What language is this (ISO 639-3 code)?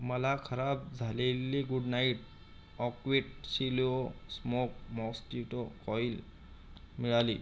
mar